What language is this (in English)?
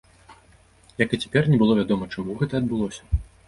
Belarusian